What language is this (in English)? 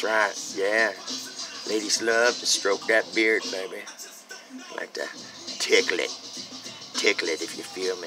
English